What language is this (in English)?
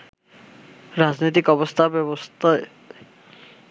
Bangla